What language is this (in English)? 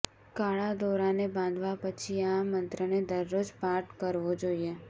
Gujarati